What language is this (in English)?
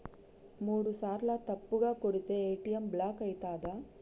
Telugu